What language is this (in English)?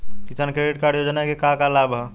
Bhojpuri